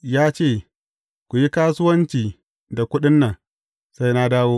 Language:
Hausa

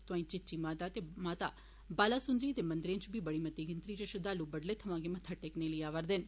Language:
Dogri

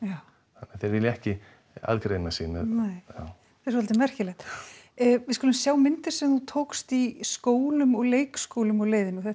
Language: Icelandic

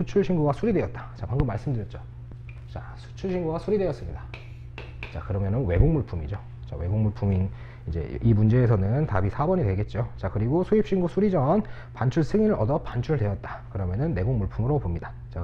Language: Korean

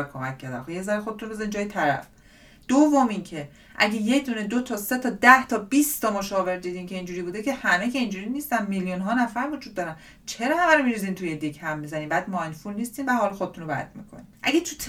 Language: Persian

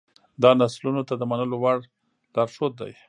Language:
Pashto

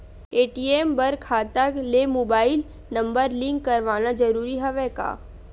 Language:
Chhattisgarhi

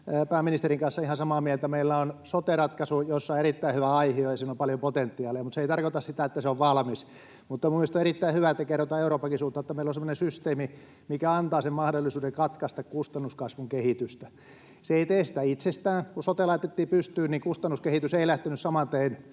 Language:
Finnish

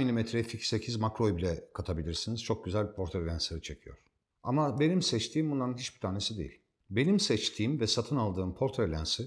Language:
Turkish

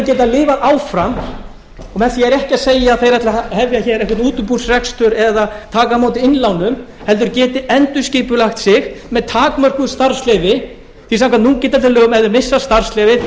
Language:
Icelandic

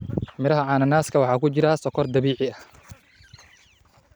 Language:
Somali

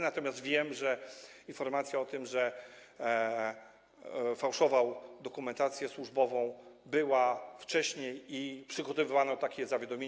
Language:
Polish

